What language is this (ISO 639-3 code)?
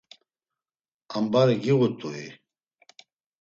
lzz